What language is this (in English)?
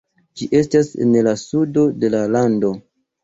Esperanto